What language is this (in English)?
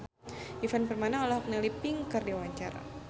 Sundanese